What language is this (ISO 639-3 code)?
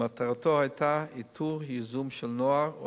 heb